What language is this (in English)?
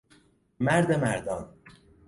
Persian